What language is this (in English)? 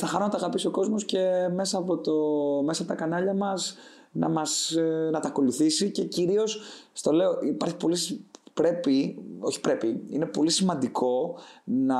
Greek